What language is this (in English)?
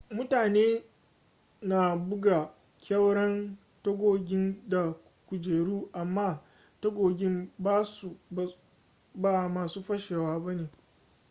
Hausa